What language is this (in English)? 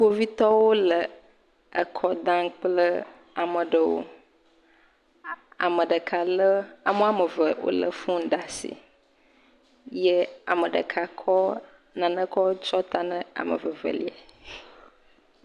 Ewe